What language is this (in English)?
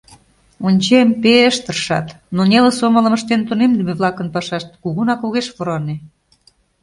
Mari